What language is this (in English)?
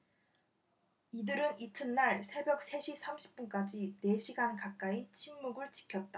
Korean